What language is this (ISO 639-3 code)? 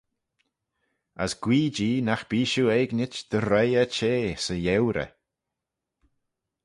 glv